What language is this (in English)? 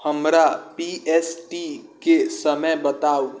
Maithili